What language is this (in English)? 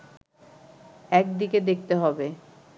Bangla